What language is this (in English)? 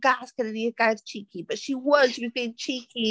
Welsh